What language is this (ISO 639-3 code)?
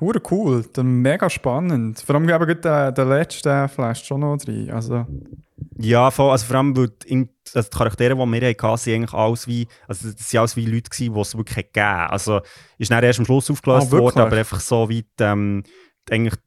deu